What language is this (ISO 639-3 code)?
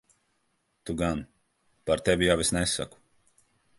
lav